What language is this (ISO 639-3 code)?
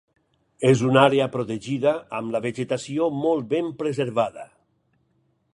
cat